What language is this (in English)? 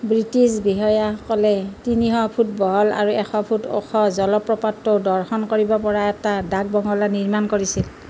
Assamese